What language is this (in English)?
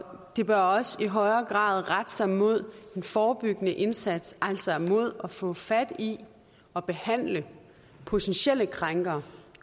Danish